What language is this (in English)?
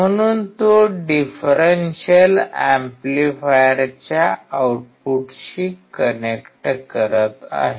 Marathi